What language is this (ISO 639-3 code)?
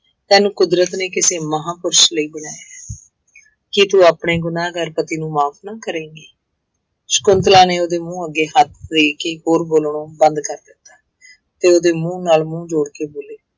pan